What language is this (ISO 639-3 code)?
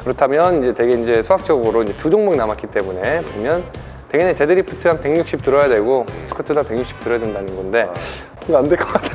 kor